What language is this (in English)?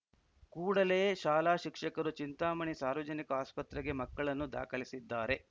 Kannada